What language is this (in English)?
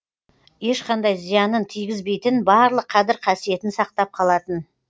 Kazakh